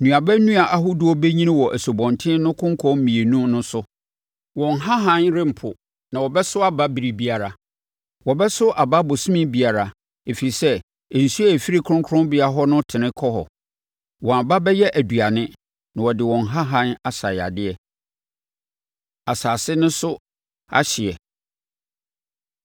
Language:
Akan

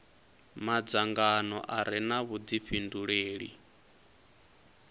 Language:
Venda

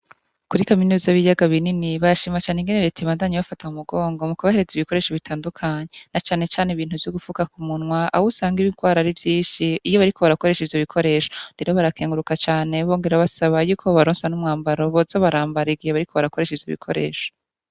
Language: Rundi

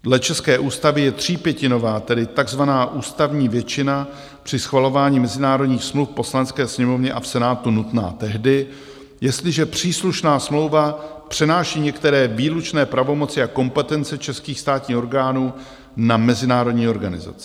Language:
Czech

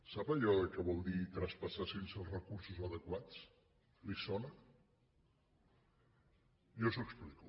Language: Catalan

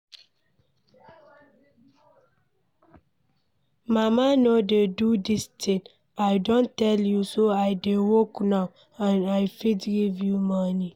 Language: Nigerian Pidgin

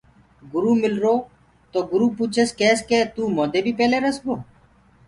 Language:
Gurgula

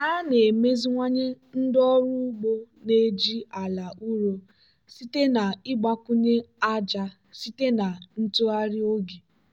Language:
Igbo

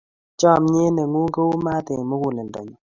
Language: Kalenjin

